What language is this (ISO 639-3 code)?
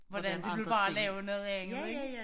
dan